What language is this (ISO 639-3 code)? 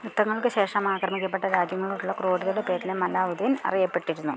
mal